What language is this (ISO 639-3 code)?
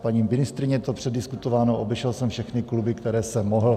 ces